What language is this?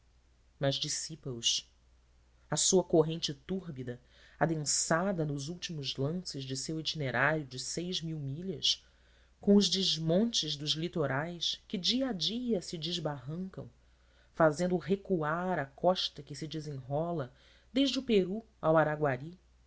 Portuguese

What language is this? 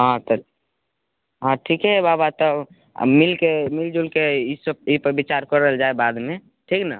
Maithili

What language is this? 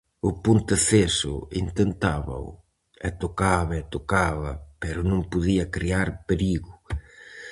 Galician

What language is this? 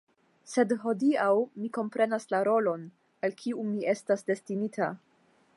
Esperanto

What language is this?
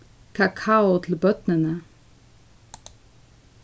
Faroese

